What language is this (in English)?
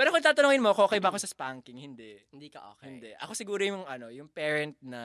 Filipino